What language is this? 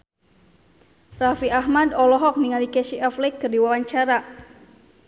Sundanese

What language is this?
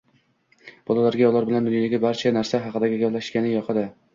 Uzbek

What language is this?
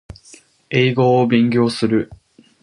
Japanese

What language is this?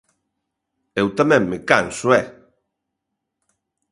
Galician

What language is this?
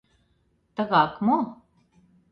Mari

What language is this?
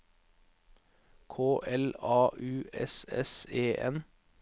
Norwegian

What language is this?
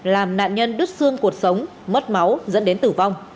Vietnamese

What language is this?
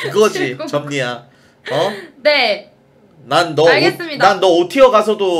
Korean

